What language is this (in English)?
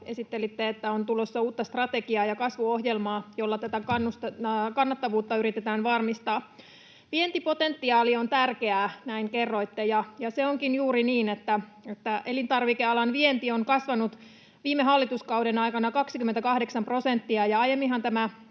Finnish